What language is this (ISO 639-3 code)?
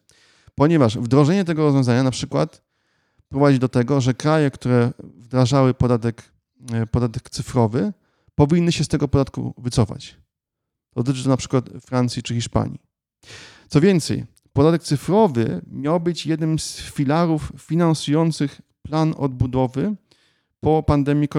pol